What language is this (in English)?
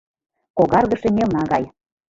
Mari